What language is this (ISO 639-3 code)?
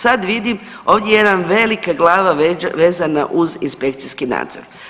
hrv